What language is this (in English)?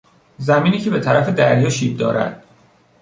Persian